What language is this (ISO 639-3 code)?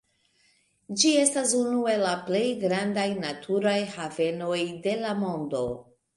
epo